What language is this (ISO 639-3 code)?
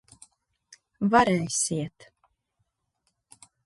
lav